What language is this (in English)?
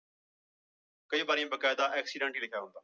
Punjabi